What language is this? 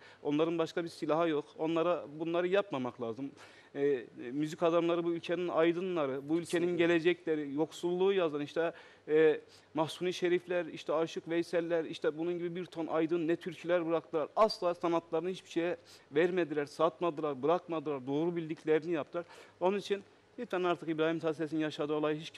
Turkish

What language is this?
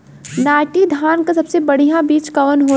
Bhojpuri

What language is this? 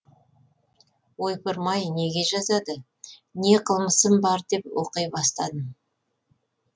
Kazakh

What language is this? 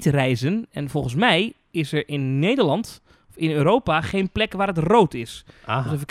Dutch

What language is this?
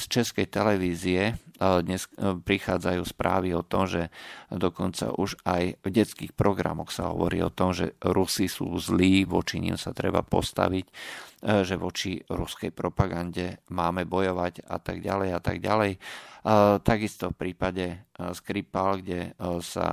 Slovak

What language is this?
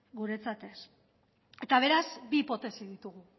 Basque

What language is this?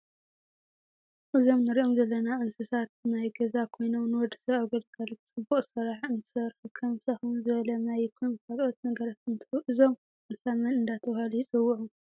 Tigrinya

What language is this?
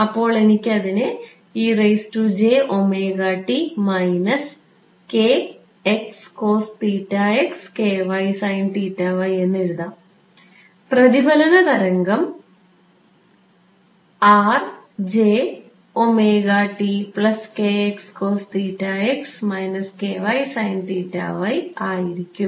Malayalam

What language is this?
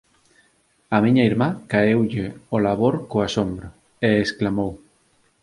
Galician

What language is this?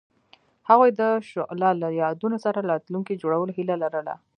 Pashto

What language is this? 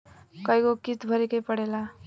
Bhojpuri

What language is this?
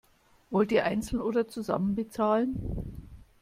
German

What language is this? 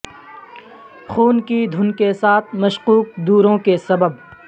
Urdu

